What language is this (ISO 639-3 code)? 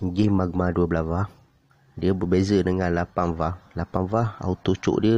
msa